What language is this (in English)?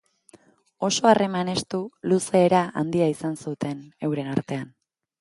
Basque